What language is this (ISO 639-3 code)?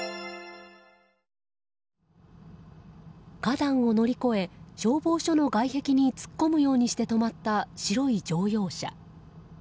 jpn